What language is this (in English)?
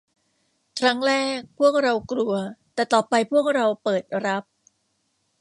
Thai